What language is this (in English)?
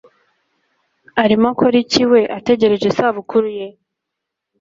Kinyarwanda